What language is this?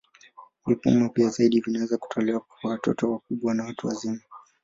Swahili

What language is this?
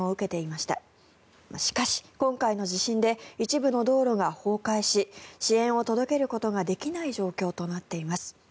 Japanese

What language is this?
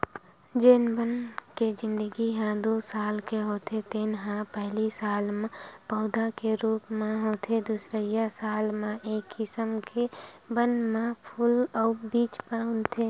Chhattisgarhi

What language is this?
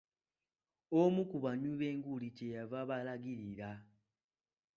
Ganda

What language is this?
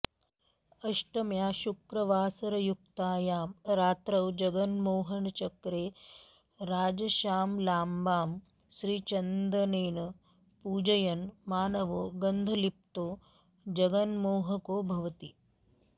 Sanskrit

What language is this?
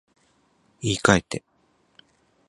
Japanese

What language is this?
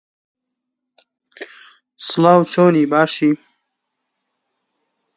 Central Kurdish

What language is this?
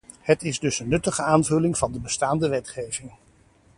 Dutch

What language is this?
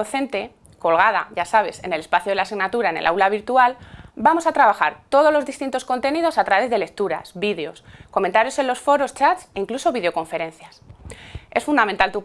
Spanish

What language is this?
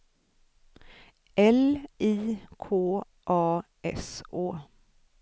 Swedish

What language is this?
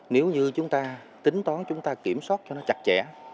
Vietnamese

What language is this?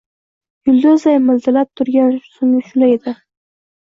Uzbek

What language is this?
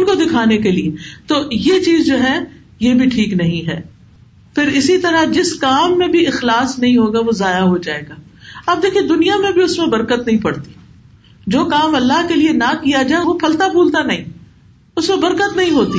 Urdu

